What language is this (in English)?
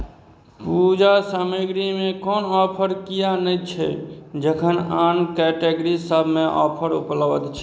Maithili